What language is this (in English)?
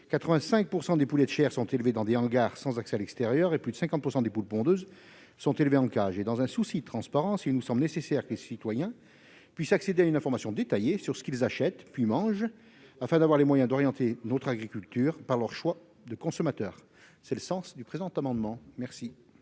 French